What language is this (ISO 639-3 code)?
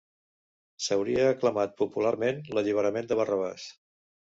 cat